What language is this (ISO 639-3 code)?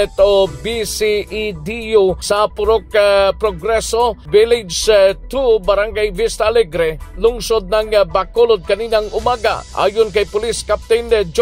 fil